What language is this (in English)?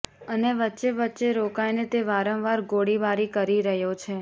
Gujarati